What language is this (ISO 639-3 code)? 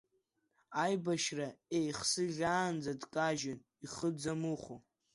abk